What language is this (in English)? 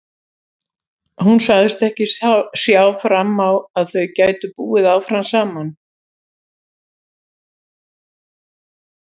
Icelandic